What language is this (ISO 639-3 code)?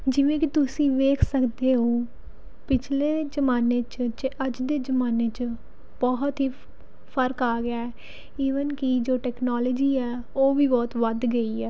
pan